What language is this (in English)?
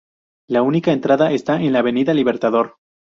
Spanish